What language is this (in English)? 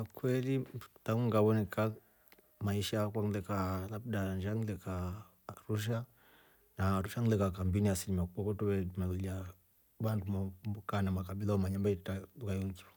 Rombo